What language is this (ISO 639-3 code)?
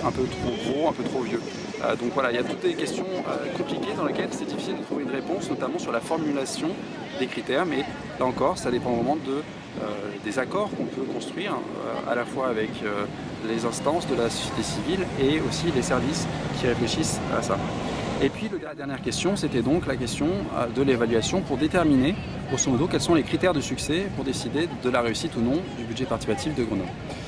fra